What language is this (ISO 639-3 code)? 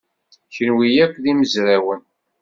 kab